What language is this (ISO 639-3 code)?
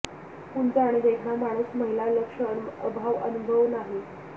mar